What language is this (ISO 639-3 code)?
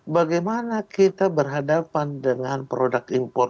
ind